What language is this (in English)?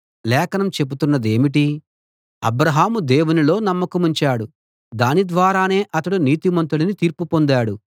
Telugu